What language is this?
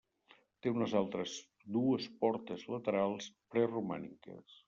Catalan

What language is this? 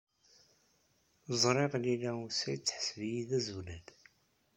Kabyle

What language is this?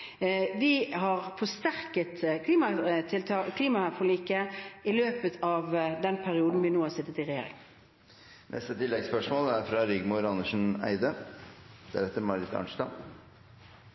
Norwegian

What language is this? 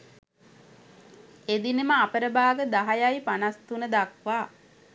Sinhala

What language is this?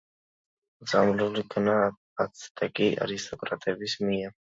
Georgian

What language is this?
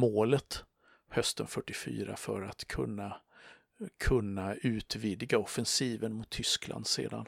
Swedish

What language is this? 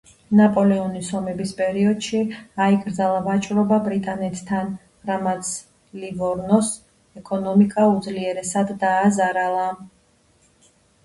Georgian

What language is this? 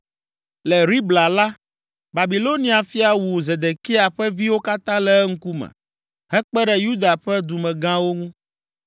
Ewe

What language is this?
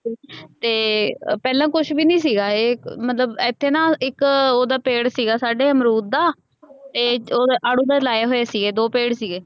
Punjabi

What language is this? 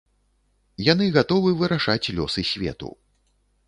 Belarusian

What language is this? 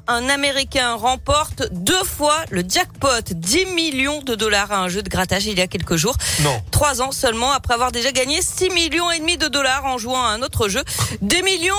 French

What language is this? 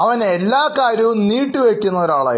Malayalam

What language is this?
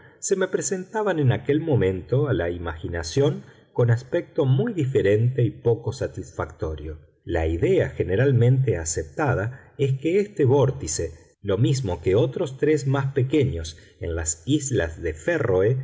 Spanish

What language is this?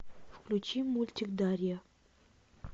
Russian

